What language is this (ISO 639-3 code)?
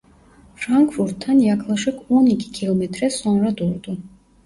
tur